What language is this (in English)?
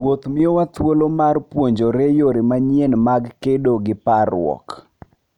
Luo (Kenya and Tanzania)